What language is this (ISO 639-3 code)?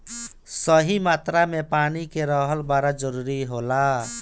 bho